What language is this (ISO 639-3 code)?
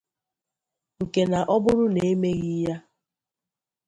ibo